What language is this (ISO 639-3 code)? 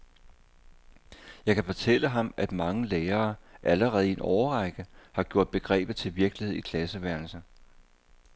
dan